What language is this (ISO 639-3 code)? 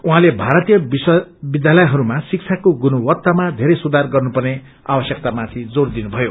nep